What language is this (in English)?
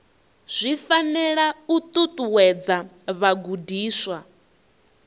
Venda